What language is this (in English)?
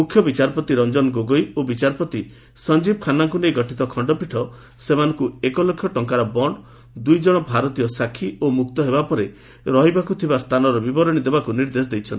Odia